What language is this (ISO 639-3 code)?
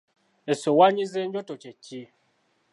lug